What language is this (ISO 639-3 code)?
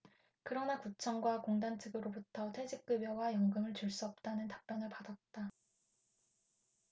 kor